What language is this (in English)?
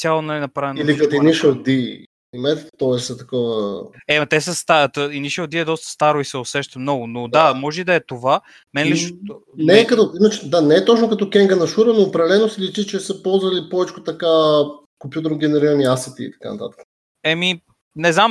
Bulgarian